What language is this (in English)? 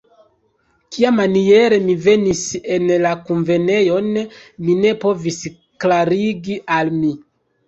Esperanto